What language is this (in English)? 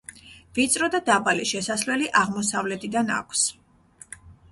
Georgian